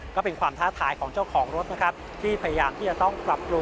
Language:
Thai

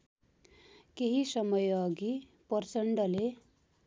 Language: Nepali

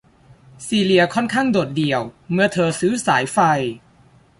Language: Thai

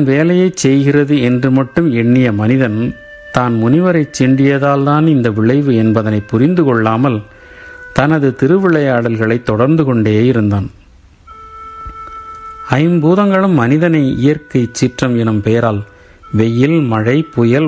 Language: Tamil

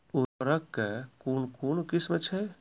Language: Maithili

